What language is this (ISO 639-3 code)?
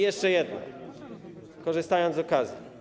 pol